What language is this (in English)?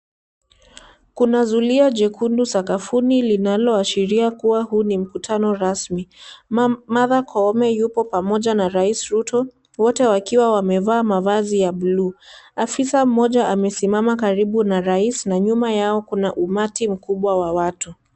Swahili